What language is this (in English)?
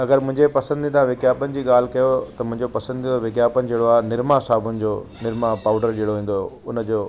Sindhi